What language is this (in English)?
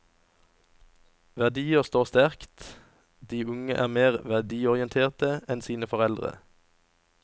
Norwegian